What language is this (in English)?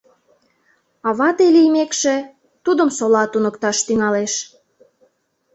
Mari